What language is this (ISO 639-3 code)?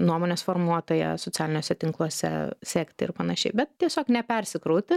lit